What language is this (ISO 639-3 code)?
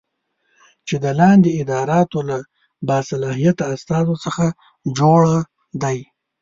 pus